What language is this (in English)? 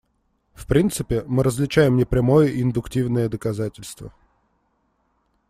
Russian